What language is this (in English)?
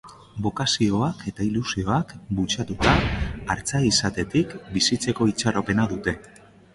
Basque